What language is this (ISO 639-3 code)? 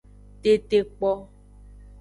ajg